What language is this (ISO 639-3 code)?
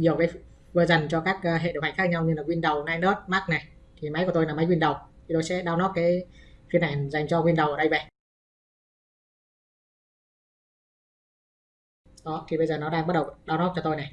vie